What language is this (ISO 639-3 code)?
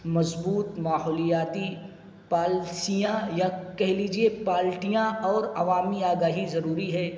urd